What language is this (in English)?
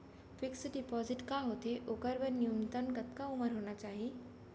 Chhattisgarhi